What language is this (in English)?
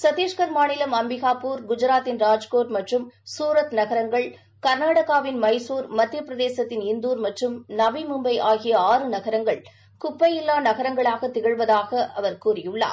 Tamil